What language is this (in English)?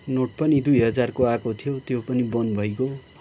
Nepali